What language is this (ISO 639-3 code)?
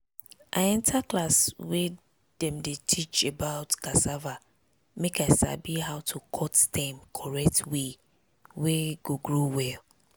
pcm